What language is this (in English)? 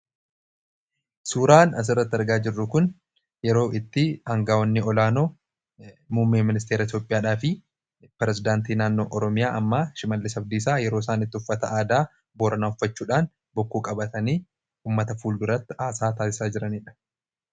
Oromo